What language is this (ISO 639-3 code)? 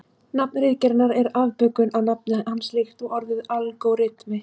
isl